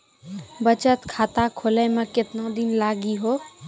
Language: Maithili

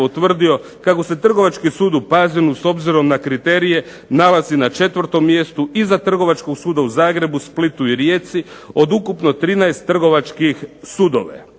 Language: Croatian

